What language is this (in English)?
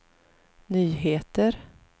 Swedish